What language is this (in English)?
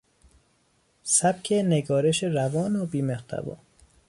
Persian